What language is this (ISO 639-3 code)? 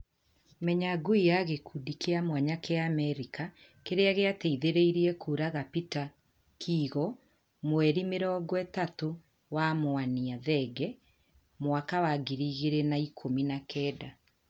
kik